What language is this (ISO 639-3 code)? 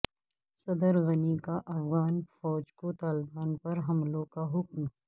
urd